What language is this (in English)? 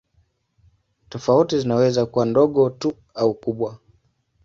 Swahili